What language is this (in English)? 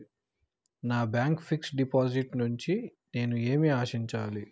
Telugu